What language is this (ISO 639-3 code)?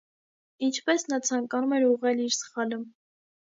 hye